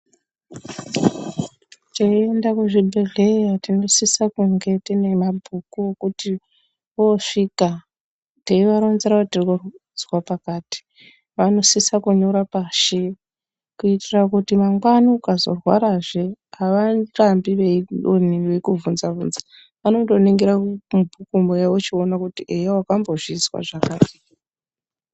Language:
Ndau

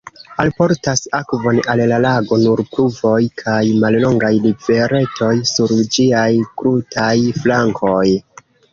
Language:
Esperanto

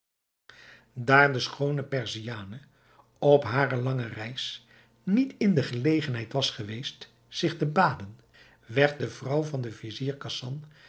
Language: Dutch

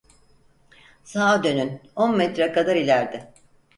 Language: Turkish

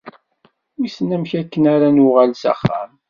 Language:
Kabyle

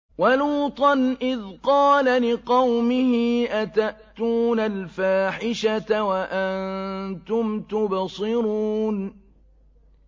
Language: Arabic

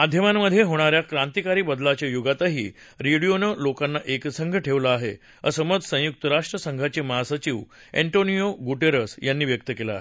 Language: Marathi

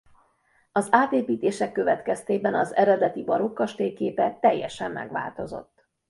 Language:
Hungarian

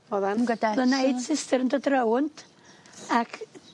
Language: Welsh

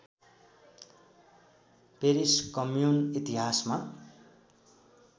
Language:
Nepali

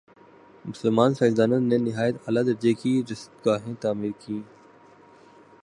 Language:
Urdu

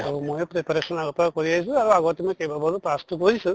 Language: Assamese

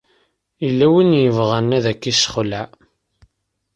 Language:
Kabyle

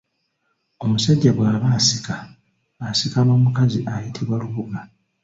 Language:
Ganda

